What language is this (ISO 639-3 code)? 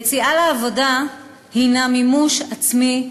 heb